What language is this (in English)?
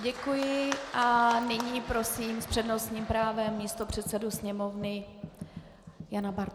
Czech